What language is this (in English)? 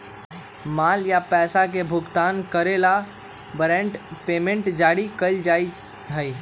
Magahi